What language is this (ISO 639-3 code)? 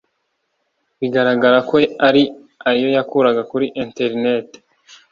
kin